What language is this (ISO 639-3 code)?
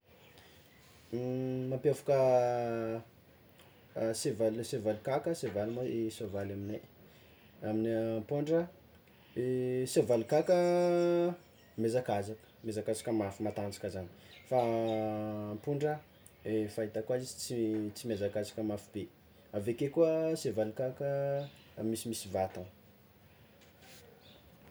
xmw